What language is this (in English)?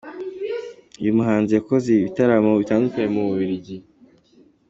Kinyarwanda